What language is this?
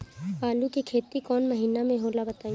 Bhojpuri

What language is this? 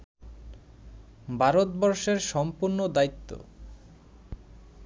Bangla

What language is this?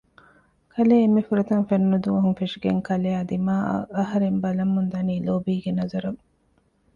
Divehi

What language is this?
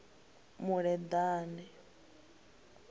Venda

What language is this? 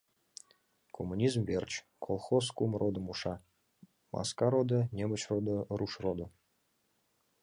Mari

